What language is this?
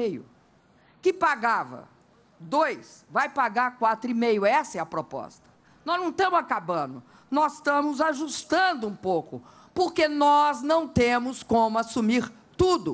Portuguese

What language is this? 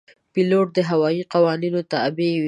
Pashto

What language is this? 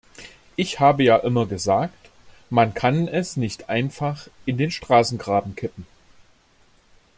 German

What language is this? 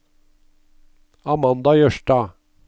Norwegian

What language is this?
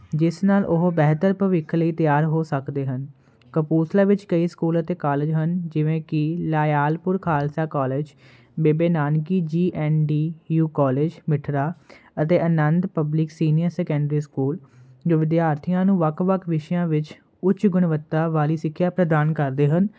Punjabi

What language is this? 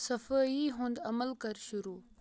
Kashmiri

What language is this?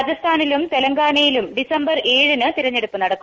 Malayalam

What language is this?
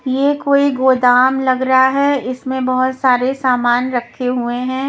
Hindi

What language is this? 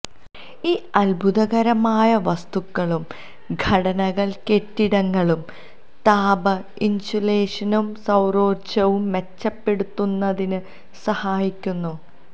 Malayalam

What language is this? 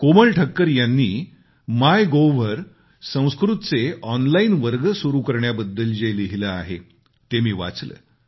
Marathi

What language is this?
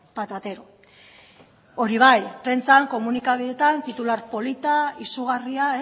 Basque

